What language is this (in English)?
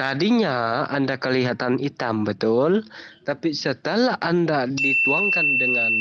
Indonesian